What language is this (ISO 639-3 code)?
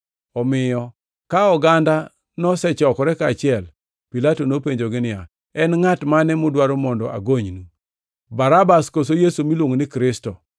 luo